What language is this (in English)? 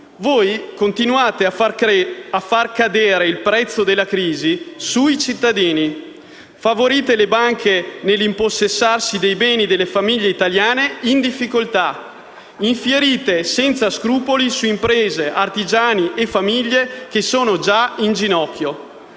Italian